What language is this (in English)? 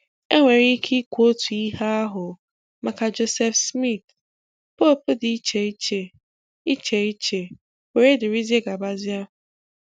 Igbo